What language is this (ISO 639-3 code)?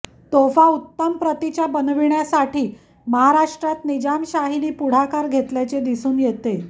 mar